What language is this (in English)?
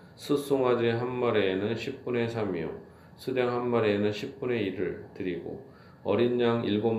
Korean